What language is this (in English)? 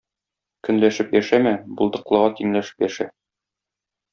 Tatar